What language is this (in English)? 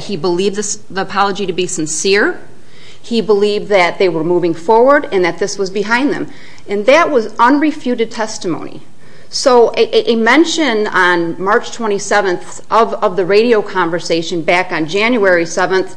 English